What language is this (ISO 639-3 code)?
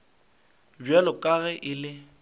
nso